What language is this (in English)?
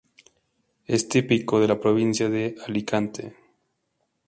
Spanish